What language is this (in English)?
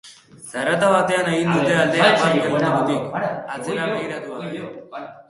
Basque